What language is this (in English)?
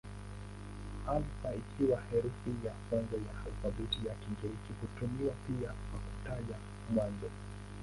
Swahili